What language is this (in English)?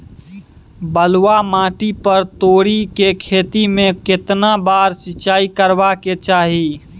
Maithili